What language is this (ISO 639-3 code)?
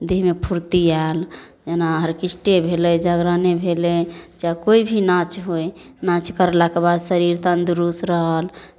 mai